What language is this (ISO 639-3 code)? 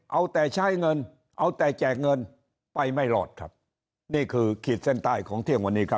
tha